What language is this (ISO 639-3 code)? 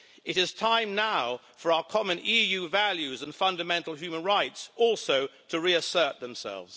eng